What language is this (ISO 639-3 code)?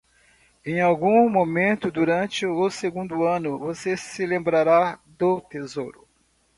por